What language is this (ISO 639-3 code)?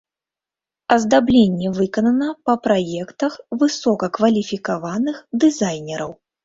bel